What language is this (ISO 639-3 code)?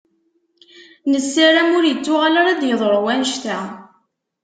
kab